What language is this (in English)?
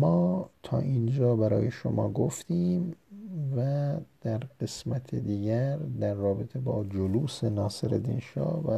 Persian